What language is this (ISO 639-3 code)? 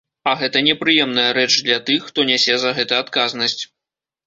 bel